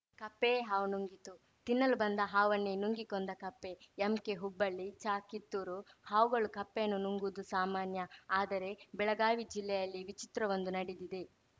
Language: Kannada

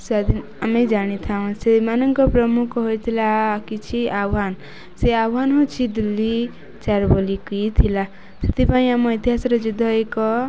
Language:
Odia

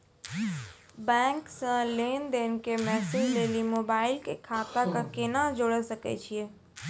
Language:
Maithili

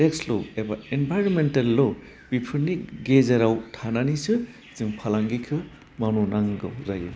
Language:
Bodo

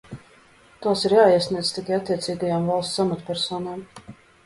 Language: Latvian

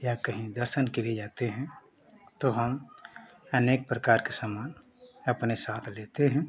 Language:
Hindi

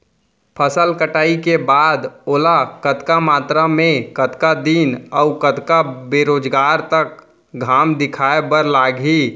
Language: Chhattisgarhi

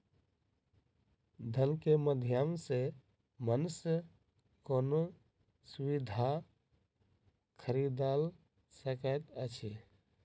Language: Maithili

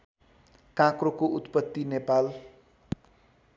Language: Nepali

